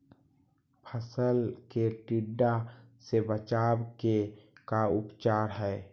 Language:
Magahi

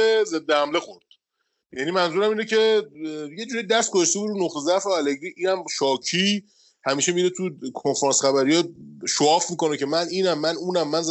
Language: Persian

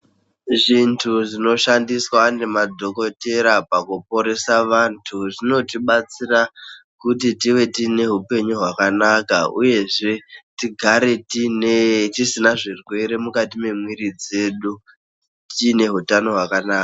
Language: Ndau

